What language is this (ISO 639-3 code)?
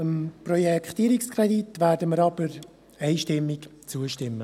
gsw